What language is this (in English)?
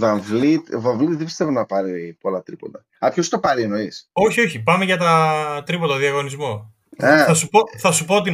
Greek